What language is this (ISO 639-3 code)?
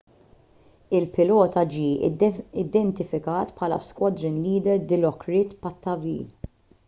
mlt